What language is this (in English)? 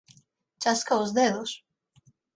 Galician